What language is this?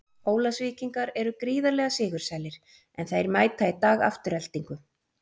Icelandic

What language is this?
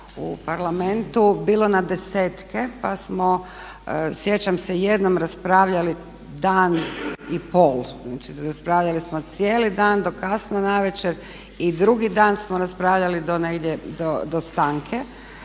Croatian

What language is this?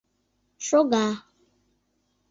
Mari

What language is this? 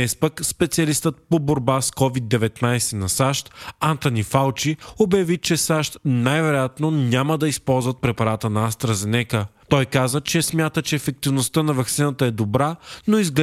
Bulgarian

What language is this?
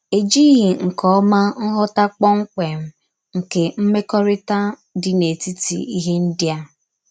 Igbo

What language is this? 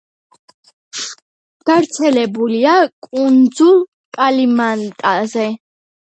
Georgian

